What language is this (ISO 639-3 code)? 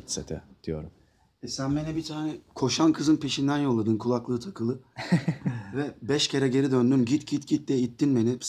tur